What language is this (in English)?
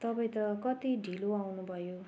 Nepali